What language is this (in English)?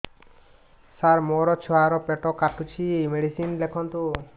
Odia